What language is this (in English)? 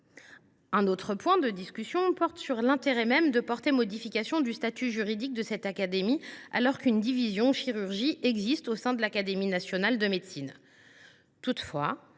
French